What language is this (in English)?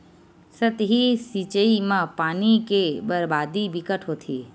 Chhattisgarhi